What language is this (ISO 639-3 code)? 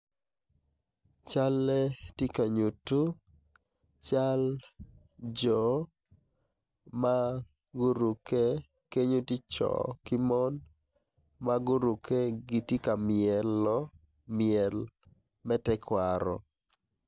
ach